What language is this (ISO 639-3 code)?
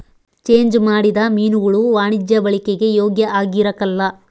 kan